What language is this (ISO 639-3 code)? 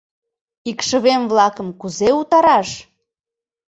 chm